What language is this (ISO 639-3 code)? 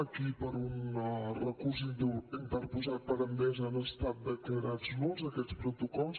cat